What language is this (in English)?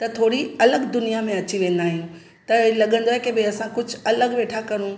Sindhi